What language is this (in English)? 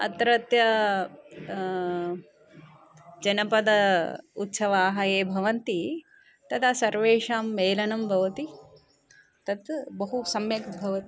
Sanskrit